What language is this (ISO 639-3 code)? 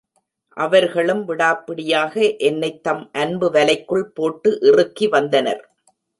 tam